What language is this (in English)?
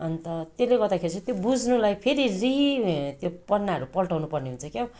Nepali